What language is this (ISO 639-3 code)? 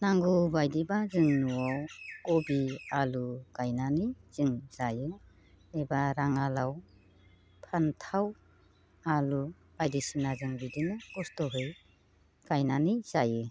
brx